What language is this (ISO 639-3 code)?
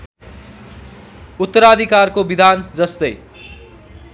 nep